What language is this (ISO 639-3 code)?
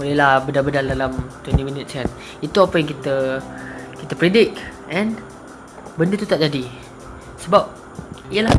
msa